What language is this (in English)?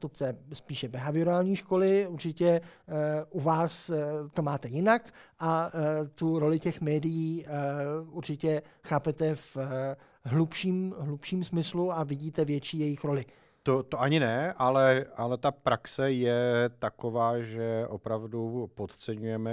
Czech